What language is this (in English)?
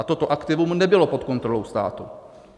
Czech